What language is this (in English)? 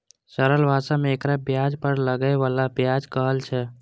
Maithili